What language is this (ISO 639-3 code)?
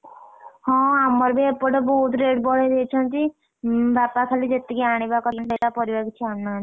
ori